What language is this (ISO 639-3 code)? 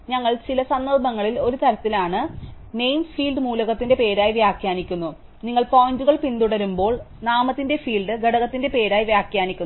mal